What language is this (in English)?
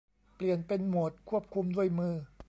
Thai